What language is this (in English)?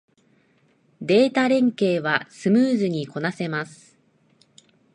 Japanese